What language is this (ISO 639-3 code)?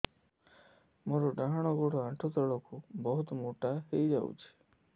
ori